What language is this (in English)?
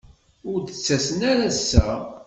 Kabyle